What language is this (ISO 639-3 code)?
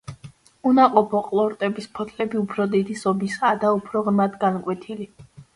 kat